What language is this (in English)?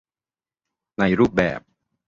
Thai